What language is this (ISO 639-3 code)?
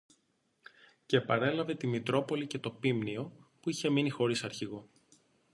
ell